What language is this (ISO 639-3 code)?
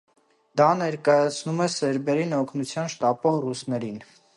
hye